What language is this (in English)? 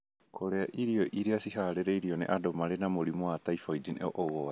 Kikuyu